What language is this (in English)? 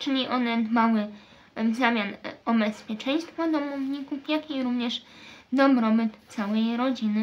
Polish